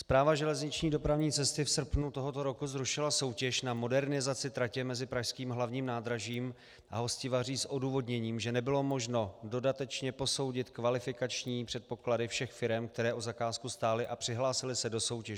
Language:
Czech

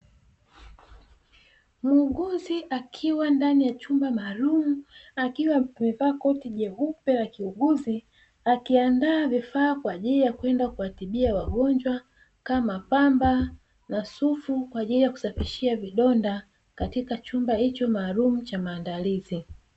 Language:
Swahili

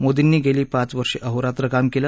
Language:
Marathi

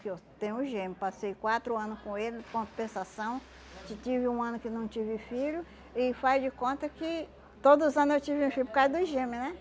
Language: Portuguese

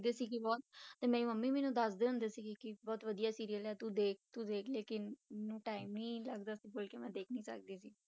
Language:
Punjabi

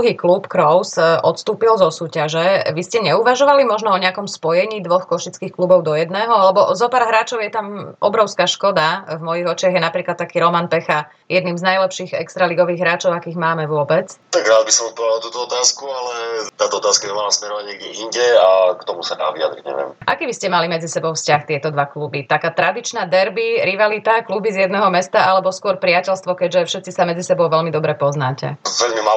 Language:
Slovak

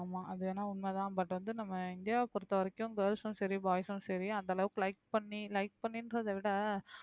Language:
Tamil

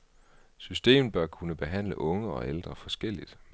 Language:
Danish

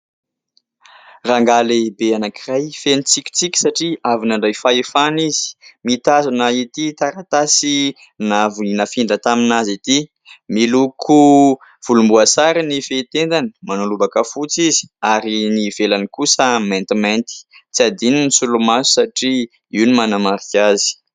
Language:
Malagasy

